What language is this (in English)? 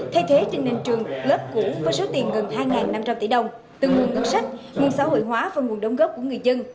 Vietnamese